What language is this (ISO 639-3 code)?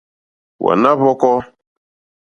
bri